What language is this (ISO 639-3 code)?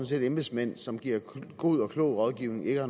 dan